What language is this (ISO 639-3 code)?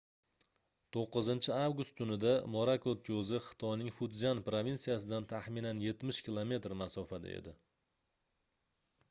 uzb